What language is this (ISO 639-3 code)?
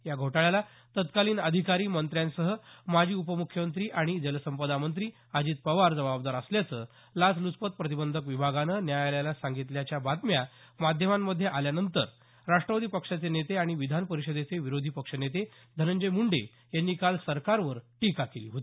mar